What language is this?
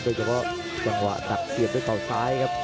Thai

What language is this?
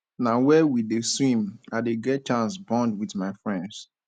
Nigerian Pidgin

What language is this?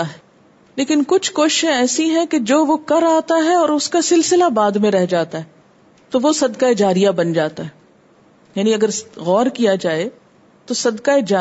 Urdu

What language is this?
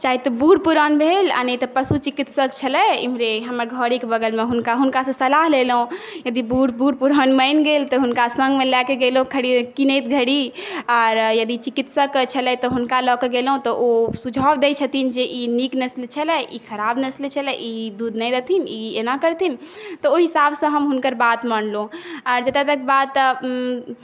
Maithili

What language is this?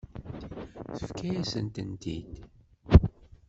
Kabyle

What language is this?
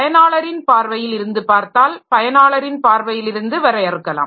Tamil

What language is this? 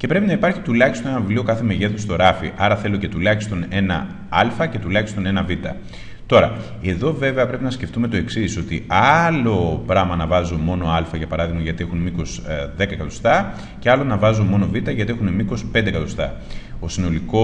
Greek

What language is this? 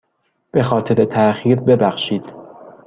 Persian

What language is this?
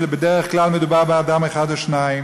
Hebrew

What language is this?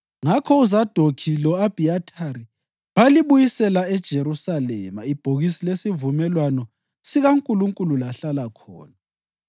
North Ndebele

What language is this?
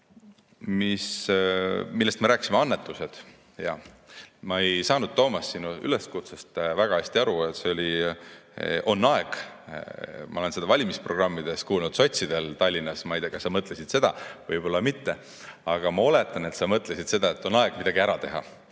Estonian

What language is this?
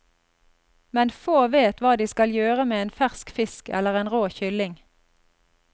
Norwegian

